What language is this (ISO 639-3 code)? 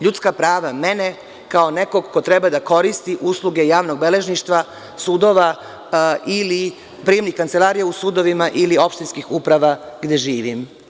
srp